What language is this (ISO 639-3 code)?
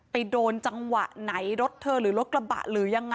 tha